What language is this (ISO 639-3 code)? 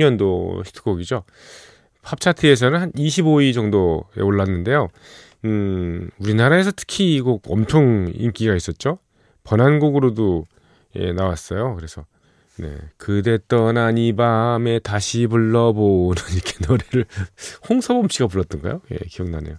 kor